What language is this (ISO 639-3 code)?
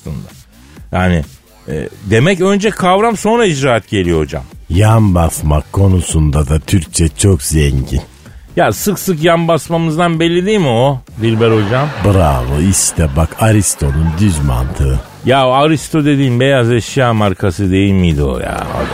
tur